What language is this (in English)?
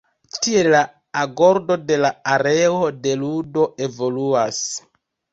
Esperanto